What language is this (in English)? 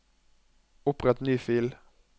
Norwegian